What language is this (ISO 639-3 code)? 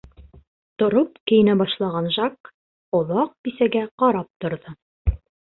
bak